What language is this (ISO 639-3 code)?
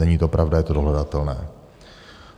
ces